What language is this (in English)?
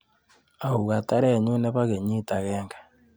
Kalenjin